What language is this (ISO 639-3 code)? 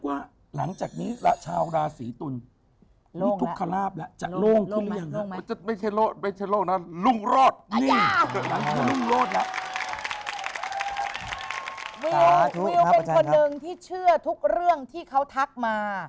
tha